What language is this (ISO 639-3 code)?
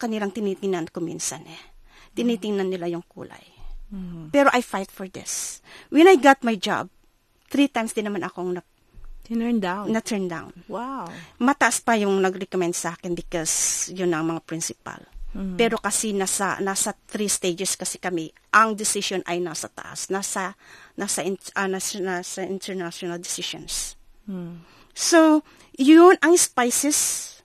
fil